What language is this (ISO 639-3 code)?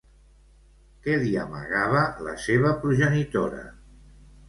cat